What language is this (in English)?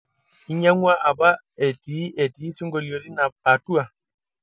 Masai